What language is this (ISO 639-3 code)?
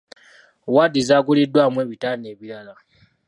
lug